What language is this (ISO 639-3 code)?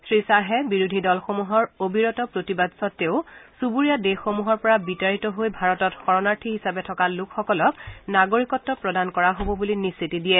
asm